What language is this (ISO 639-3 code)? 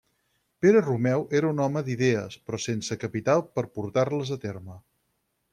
cat